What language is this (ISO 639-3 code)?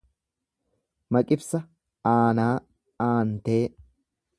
orm